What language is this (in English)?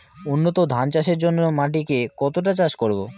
Bangla